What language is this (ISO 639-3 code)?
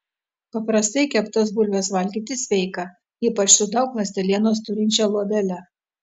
lit